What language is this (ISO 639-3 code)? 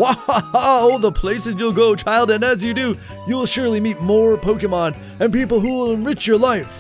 eng